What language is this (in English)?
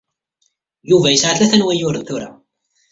Kabyle